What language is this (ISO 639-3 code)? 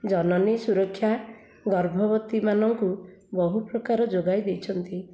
ori